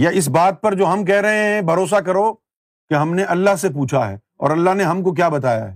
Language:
Urdu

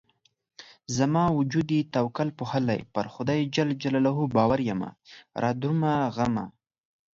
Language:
Pashto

